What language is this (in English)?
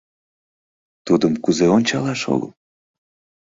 Mari